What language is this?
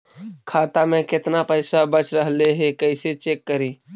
Magahi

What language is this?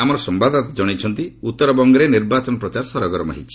Odia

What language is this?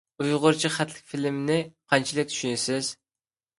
Uyghur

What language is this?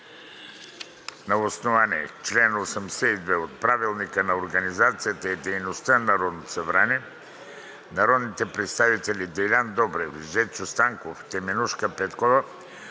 Bulgarian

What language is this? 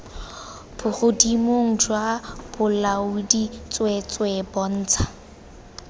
Tswana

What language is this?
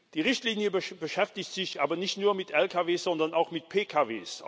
German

